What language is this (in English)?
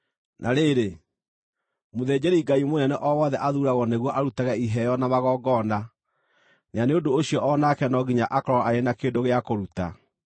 Kikuyu